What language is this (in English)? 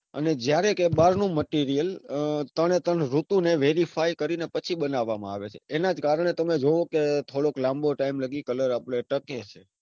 Gujarati